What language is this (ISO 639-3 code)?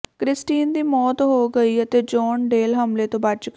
pan